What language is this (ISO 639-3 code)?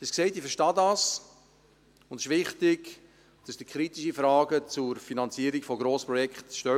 gsw